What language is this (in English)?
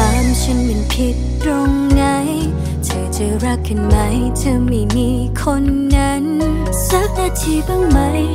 Thai